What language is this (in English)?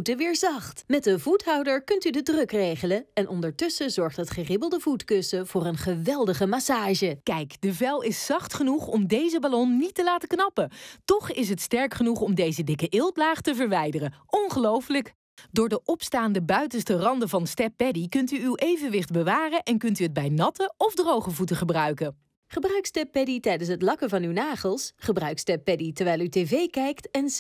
Dutch